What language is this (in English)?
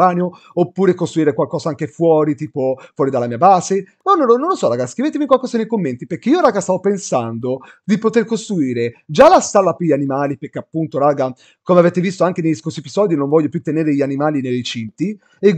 Italian